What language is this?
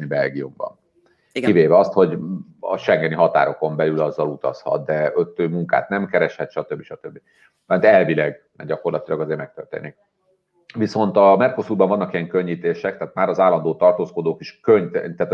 Hungarian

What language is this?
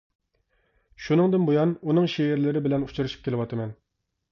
Uyghur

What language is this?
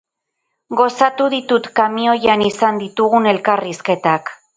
Basque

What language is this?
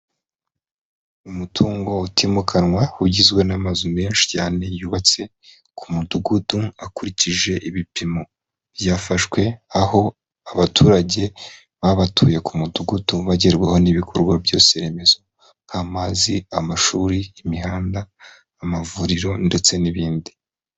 Kinyarwanda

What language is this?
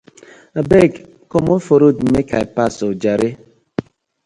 Nigerian Pidgin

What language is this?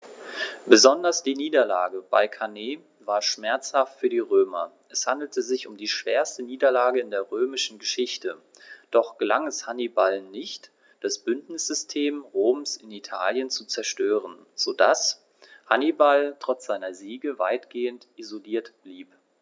German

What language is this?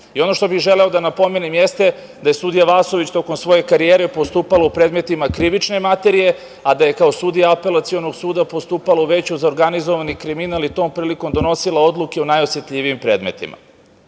Serbian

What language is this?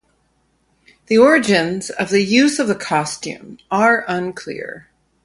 English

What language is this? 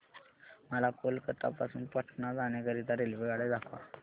Marathi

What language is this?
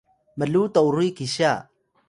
Atayal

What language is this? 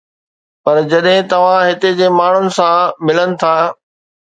Sindhi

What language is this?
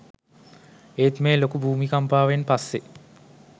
Sinhala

